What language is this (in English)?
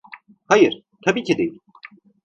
Turkish